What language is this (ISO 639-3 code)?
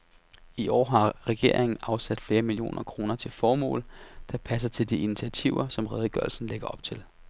dan